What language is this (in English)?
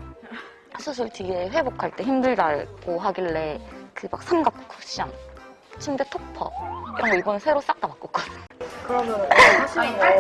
Korean